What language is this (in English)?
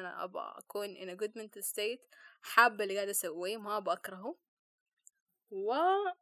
Arabic